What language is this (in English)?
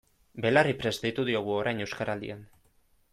Basque